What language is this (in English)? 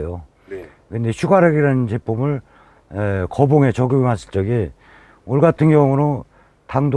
Korean